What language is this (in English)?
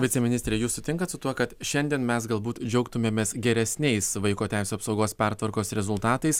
Lithuanian